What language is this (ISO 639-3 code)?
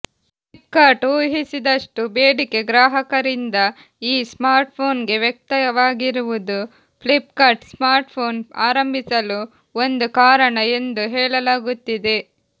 kan